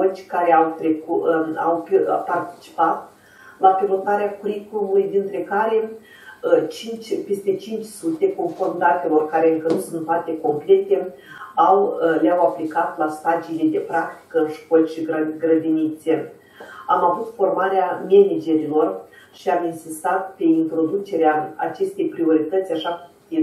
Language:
Romanian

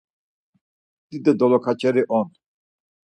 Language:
Laz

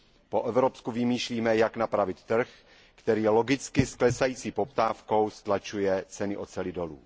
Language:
Czech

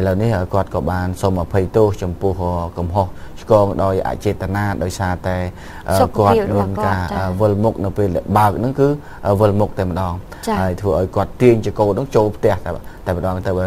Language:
Thai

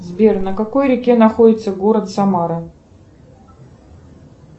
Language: Russian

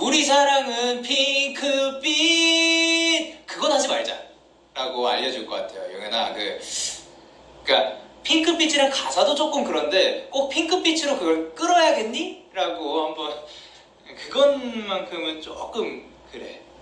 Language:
Korean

